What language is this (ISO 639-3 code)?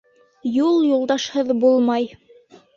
bak